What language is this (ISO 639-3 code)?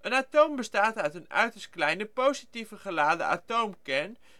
nld